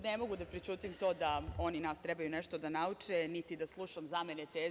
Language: Serbian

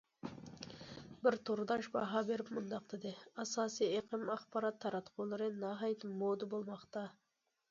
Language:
Uyghur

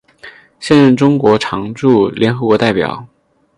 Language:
Chinese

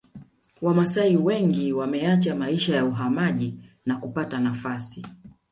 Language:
Swahili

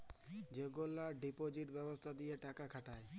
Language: Bangla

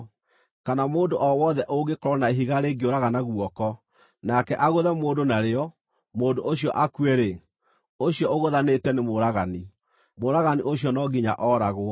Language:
Kikuyu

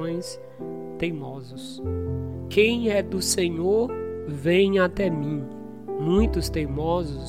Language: Portuguese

